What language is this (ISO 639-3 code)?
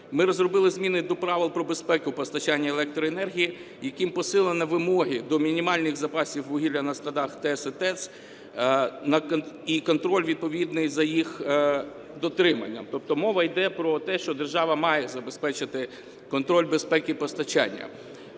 ukr